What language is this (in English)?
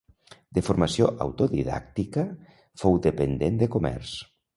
Catalan